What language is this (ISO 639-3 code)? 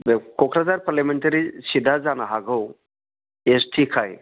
brx